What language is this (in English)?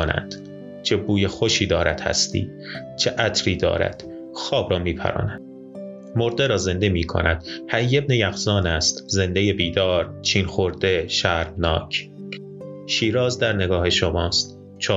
Persian